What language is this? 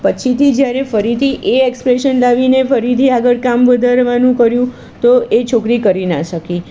Gujarati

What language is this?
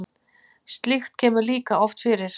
Icelandic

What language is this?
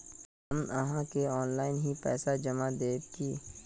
Magahi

